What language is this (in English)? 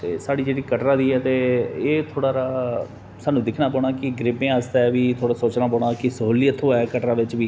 Dogri